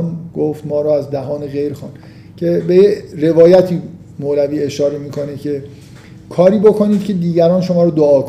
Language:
Persian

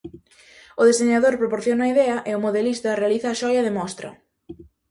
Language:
Galician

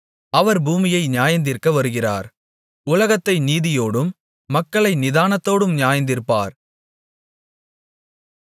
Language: Tamil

